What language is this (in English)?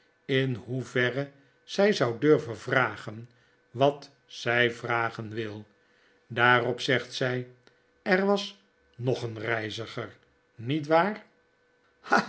Dutch